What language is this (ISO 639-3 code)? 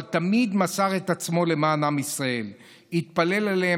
heb